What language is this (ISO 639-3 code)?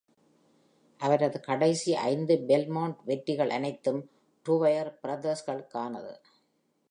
tam